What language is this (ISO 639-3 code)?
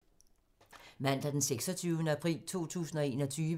dan